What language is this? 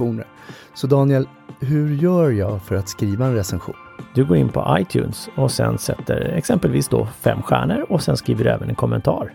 Swedish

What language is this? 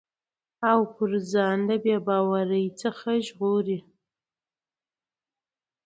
Pashto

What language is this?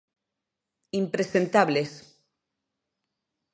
Galician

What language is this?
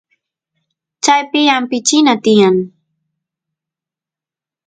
Santiago del Estero Quichua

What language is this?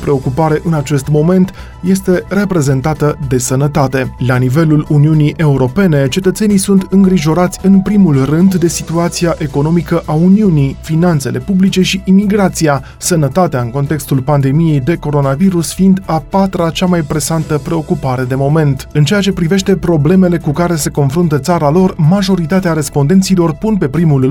Romanian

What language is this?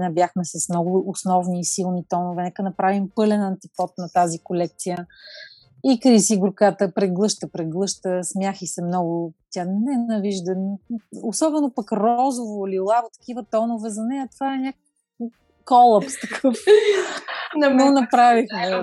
Bulgarian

